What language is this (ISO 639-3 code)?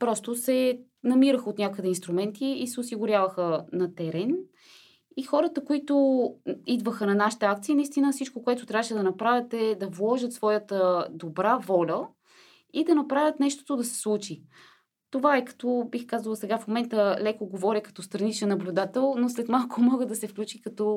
bul